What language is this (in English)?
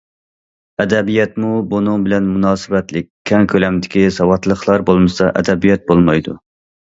Uyghur